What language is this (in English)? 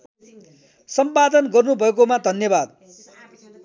Nepali